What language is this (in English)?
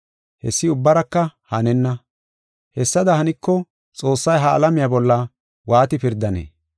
Gofa